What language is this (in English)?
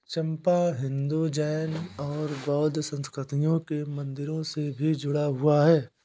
Hindi